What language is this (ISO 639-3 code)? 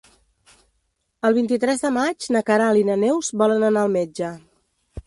cat